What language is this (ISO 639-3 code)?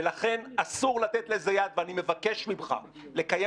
heb